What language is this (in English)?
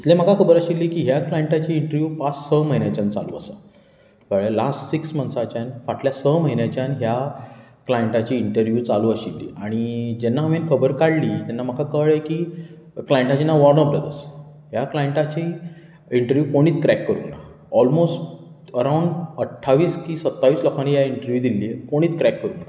Konkani